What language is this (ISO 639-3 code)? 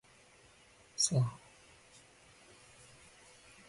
ckb